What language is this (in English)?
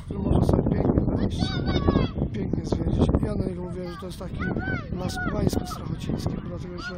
Polish